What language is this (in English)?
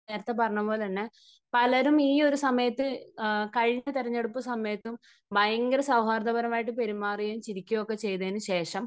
Malayalam